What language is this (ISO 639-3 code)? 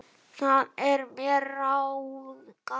isl